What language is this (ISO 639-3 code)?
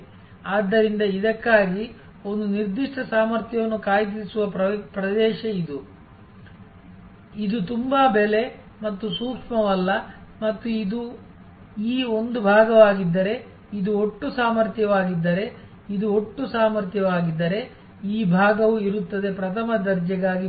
kan